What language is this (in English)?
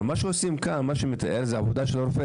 Hebrew